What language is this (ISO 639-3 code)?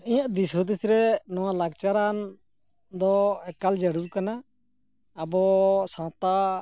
sat